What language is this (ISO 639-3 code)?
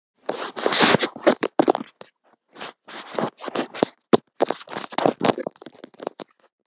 isl